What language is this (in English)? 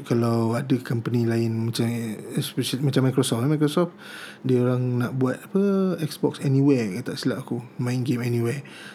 Malay